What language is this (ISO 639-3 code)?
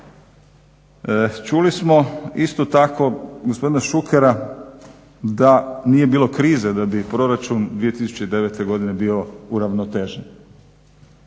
hrv